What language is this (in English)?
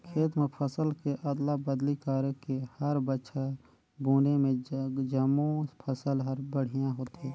Chhattisgarhi